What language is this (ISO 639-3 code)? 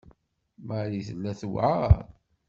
kab